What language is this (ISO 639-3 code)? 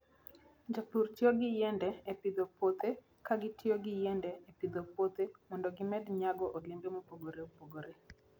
luo